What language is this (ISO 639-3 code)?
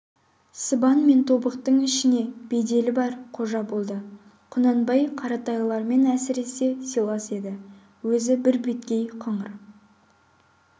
kaz